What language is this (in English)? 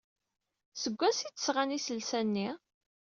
Kabyle